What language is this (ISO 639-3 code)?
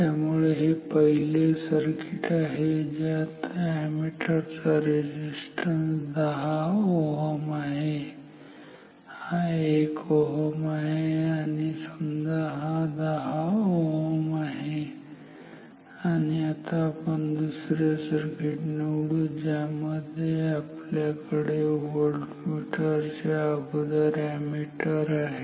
mar